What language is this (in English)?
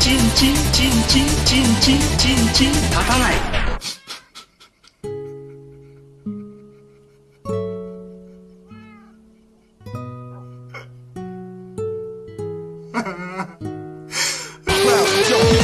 Japanese